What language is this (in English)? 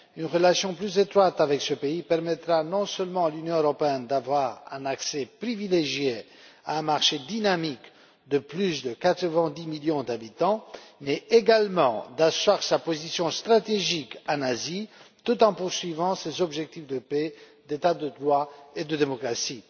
French